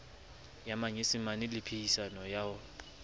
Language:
Southern Sotho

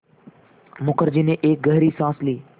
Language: Hindi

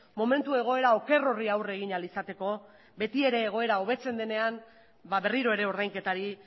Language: Basque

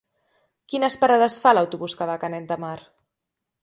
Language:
Catalan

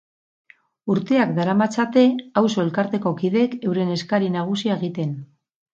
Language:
Basque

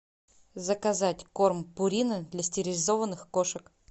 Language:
Russian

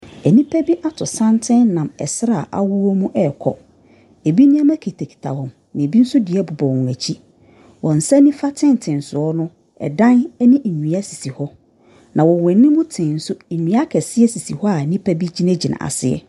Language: Akan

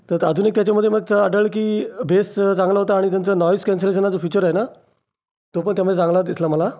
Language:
Marathi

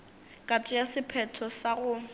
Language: Northern Sotho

